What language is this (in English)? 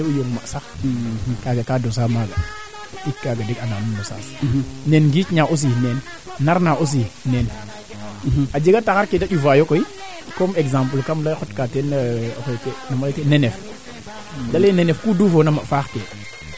Serer